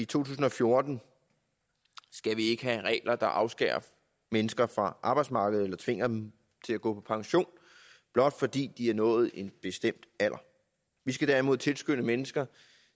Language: Danish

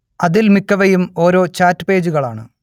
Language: Malayalam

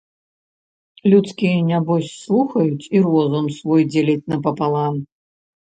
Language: Belarusian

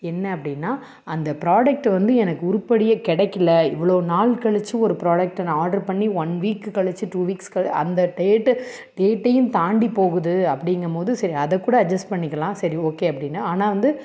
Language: Tamil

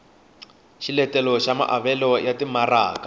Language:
Tsonga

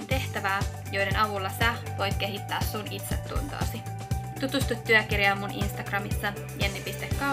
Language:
Finnish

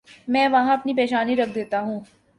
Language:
Urdu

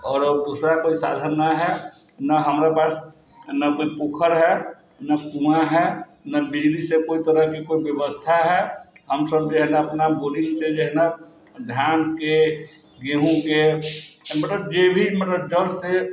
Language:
Maithili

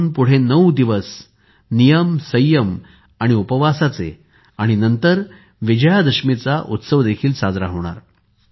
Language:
Marathi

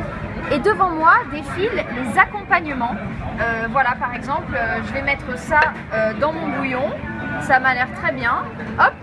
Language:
French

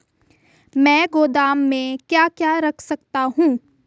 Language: Hindi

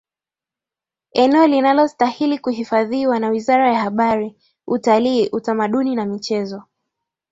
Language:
Swahili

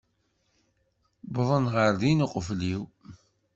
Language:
Kabyle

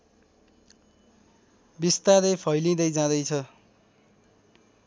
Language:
Nepali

